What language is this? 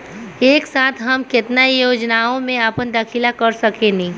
Bhojpuri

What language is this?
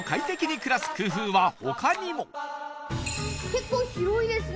Japanese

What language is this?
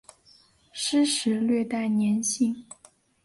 Chinese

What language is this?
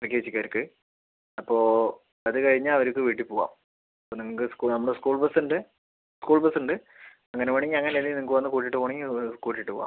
Malayalam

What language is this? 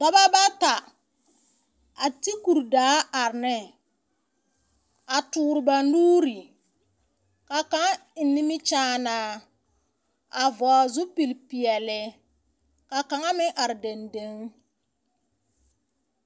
Southern Dagaare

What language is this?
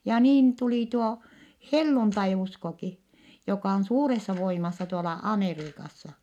Finnish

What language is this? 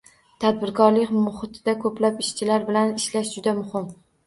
Uzbek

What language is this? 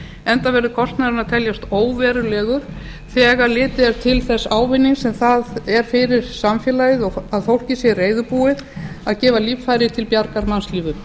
Icelandic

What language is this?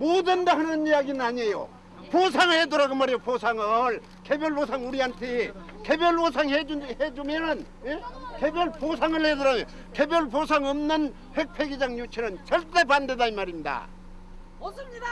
Korean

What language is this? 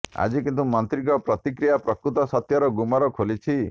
Odia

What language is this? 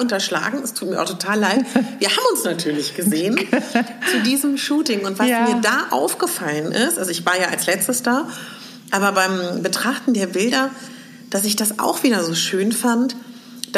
German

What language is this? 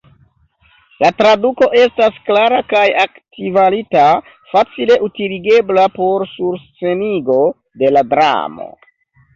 Esperanto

